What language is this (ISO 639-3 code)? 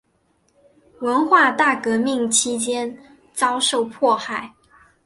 zho